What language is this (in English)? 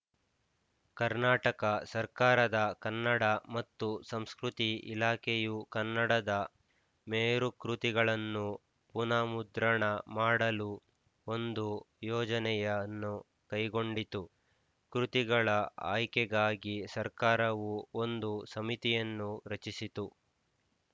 Kannada